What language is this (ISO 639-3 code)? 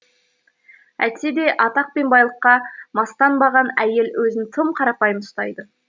kaz